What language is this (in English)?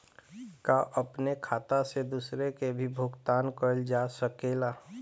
Bhojpuri